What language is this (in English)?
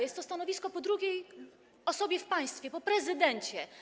Polish